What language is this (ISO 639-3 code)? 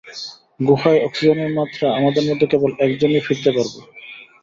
ben